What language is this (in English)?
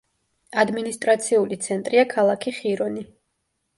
Georgian